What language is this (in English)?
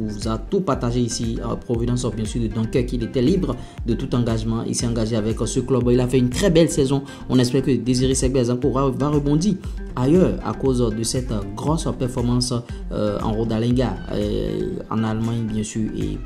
French